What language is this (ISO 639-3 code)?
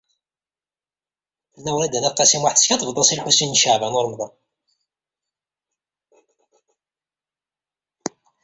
kab